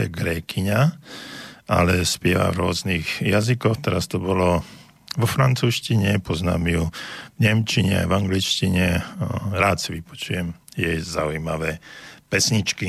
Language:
Slovak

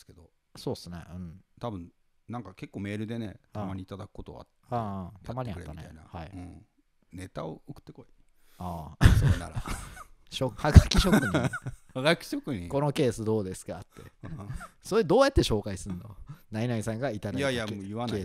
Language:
Japanese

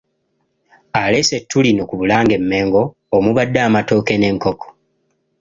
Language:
Ganda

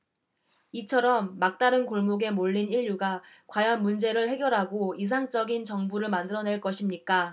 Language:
Korean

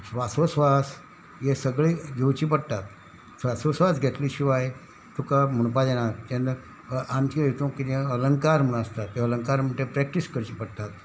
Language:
Konkani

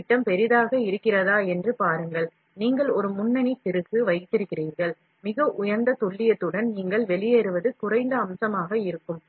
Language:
Tamil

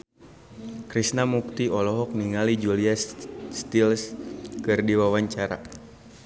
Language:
Sundanese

